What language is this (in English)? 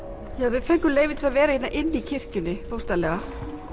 Icelandic